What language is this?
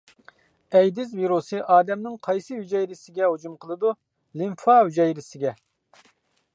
Uyghur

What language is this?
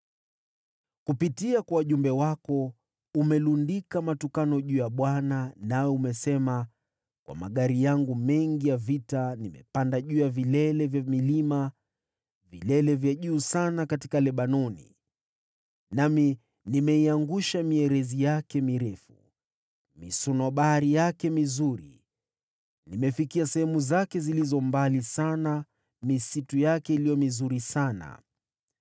Swahili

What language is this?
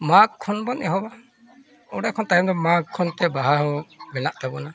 Santali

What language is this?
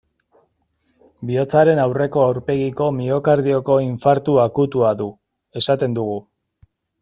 Basque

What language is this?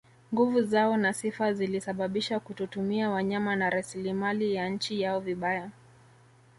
Swahili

